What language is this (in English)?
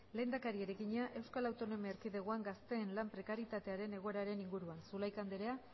Basque